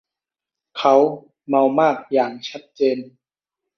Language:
Thai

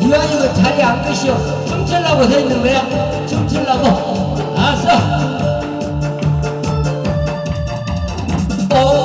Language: Korean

